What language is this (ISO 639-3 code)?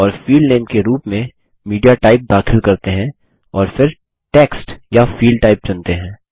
hin